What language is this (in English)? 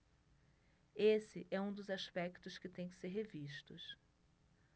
Portuguese